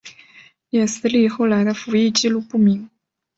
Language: Chinese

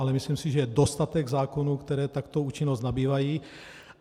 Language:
Czech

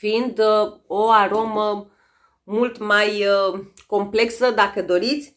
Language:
Romanian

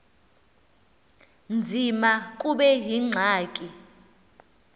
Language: Xhosa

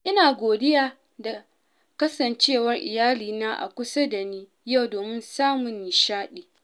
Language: Hausa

